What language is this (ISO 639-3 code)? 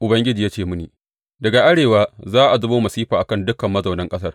hau